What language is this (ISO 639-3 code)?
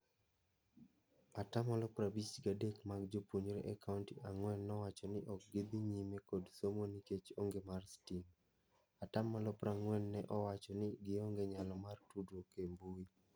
luo